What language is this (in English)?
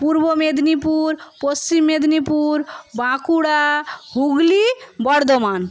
Bangla